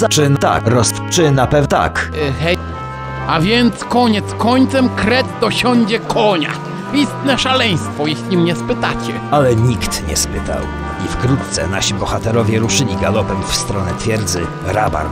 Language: Polish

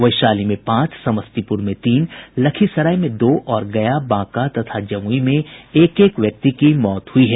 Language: Hindi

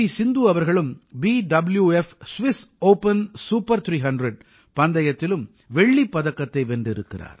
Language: Tamil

